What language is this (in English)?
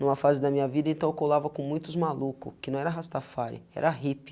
Portuguese